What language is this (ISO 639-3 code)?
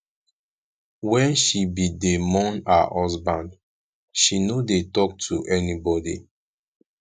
pcm